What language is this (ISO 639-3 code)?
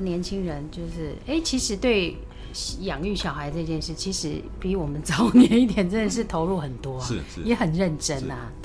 zho